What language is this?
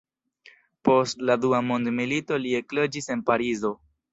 Esperanto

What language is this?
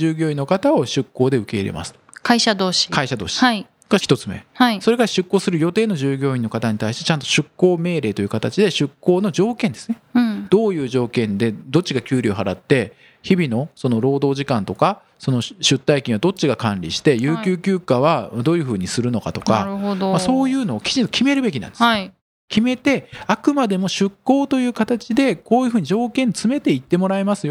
Japanese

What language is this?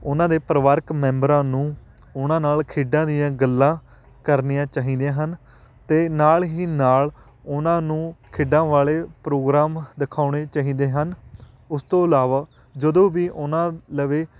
Punjabi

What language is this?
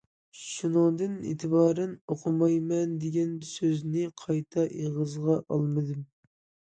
Uyghur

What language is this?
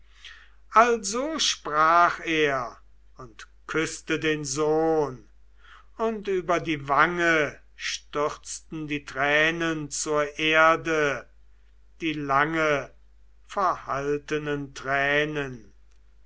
German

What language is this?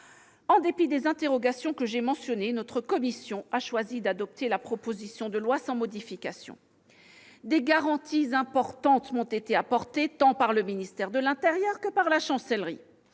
French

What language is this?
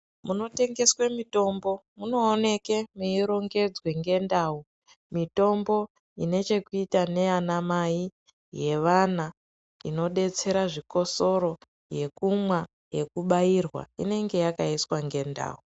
Ndau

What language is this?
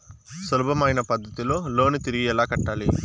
Telugu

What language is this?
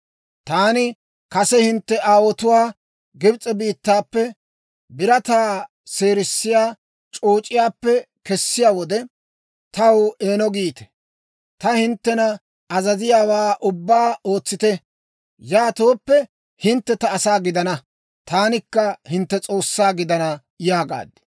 Dawro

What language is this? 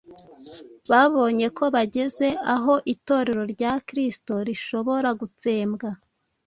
Kinyarwanda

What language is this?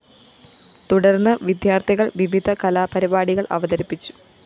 Malayalam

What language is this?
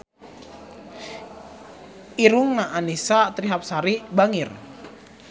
Sundanese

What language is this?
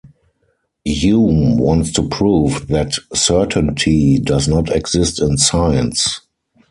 English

